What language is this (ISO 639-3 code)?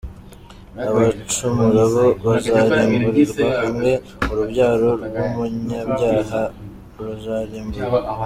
kin